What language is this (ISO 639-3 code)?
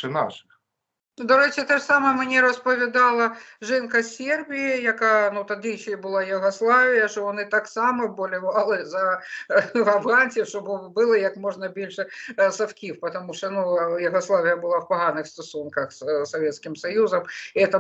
ukr